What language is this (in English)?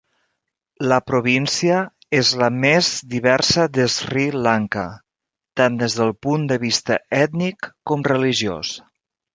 Catalan